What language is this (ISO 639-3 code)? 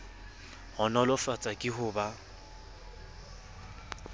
sot